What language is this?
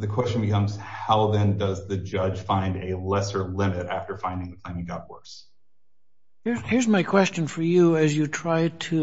English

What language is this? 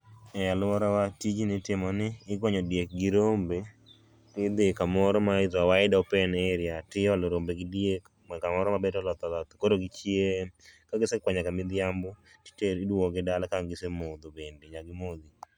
Luo (Kenya and Tanzania)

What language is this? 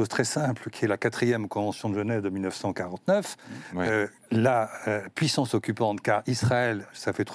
French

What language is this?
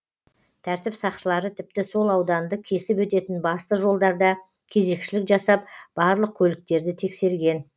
Kazakh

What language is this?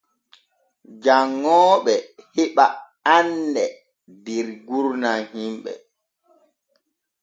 Borgu Fulfulde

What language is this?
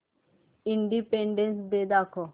Marathi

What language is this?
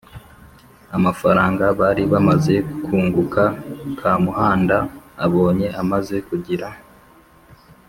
Kinyarwanda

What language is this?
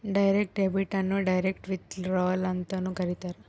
Kannada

